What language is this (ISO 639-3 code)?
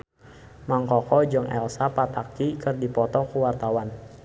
sun